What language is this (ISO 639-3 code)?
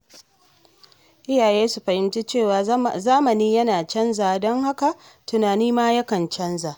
hau